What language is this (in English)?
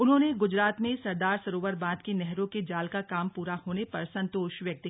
Hindi